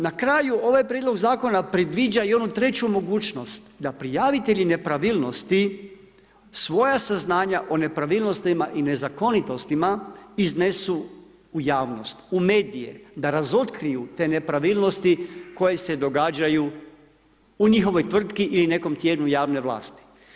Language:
Croatian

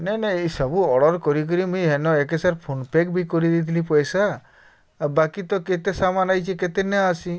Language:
Odia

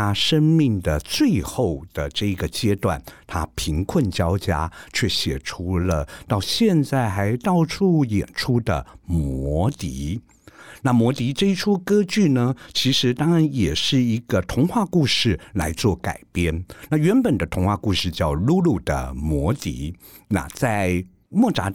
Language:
Chinese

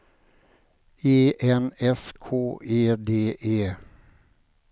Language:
Swedish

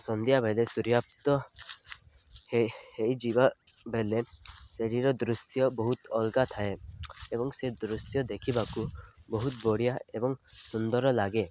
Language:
Odia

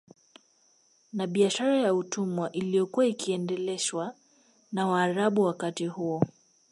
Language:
Swahili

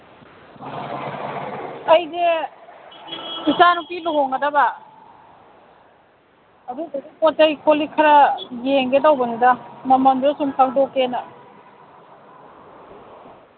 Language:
Manipuri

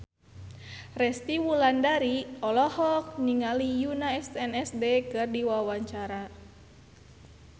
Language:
Sundanese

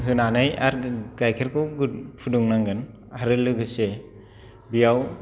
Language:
Bodo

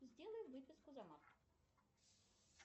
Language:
Russian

